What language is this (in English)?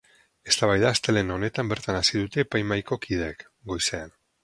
Basque